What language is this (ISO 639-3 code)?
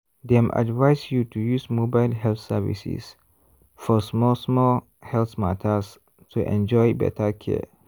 pcm